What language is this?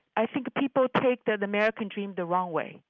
English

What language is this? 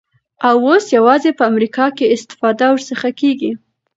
Pashto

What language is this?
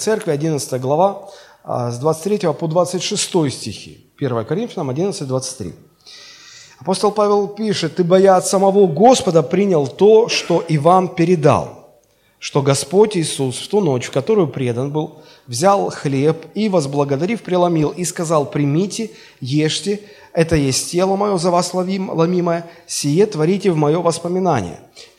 Russian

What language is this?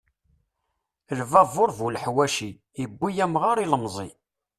Kabyle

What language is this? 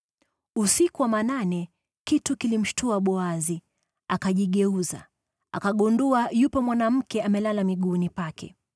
Swahili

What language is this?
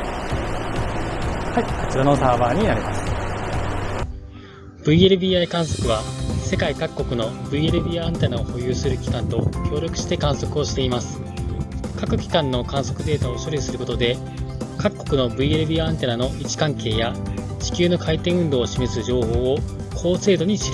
Japanese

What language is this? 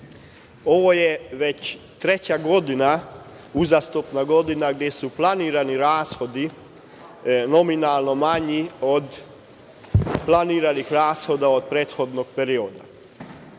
Serbian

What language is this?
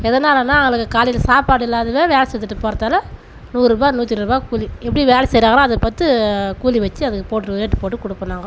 Tamil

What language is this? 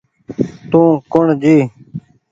Goaria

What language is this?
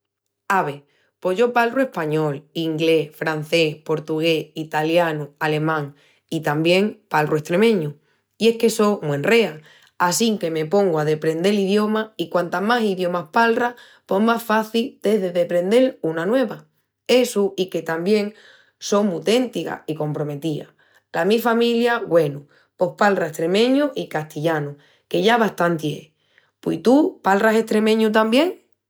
Extremaduran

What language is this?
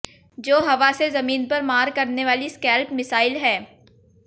Hindi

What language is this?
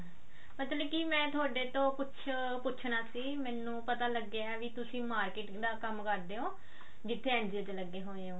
Punjabi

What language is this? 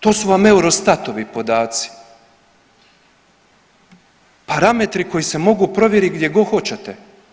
Croatian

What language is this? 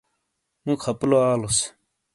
Shina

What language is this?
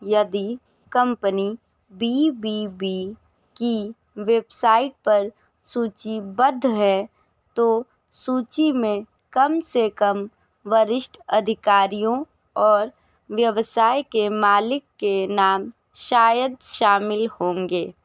Hindi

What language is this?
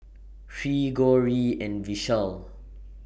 English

